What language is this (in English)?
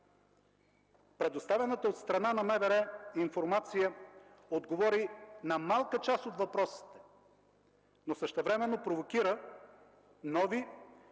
Bulgarian